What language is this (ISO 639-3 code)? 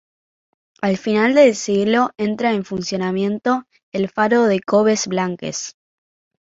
spa